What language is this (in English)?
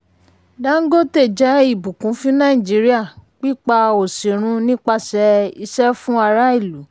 Yoruba